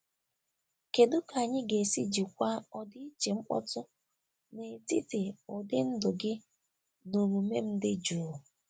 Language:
Igbo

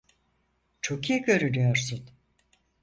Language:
Turkish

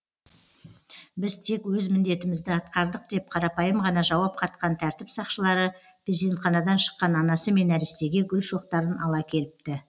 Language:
Kazakh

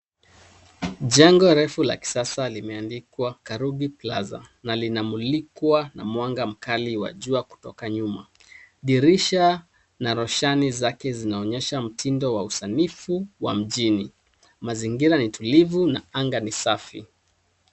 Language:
Swahili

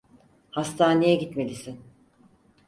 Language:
Turkish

